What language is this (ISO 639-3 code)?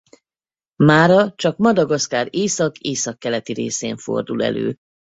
hun